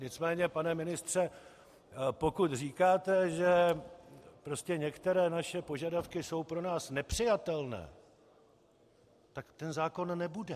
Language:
Czech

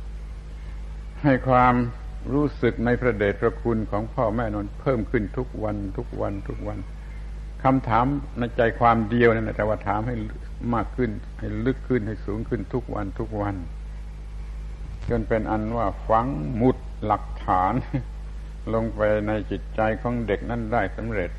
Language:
Thai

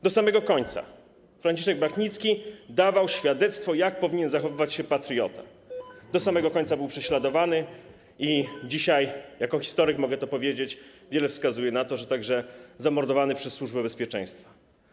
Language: Polish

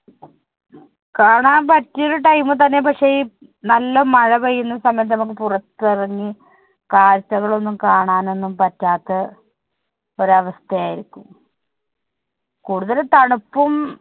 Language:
Malayalam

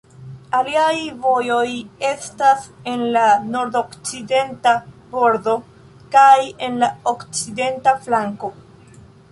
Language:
Esperanto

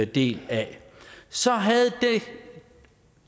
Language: Danish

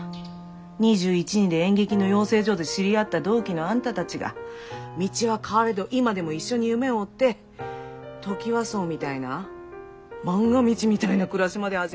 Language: Japanese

